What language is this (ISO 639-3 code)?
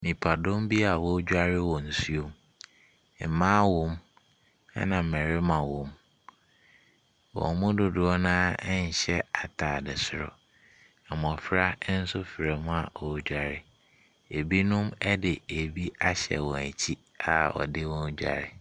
aka